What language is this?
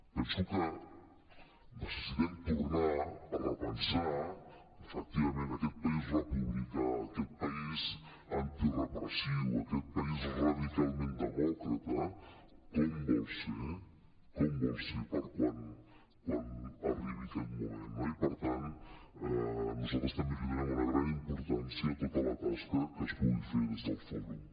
Catalan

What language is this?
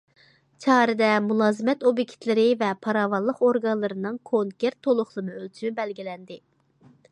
Uyghur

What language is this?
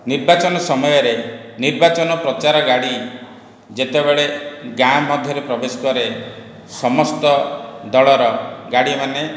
Odia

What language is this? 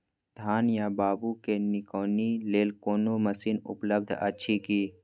Maithili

